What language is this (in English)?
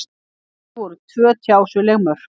Icelandic